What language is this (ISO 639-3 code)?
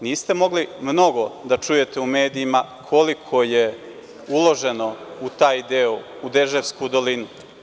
srp